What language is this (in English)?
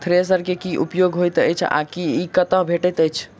Maithili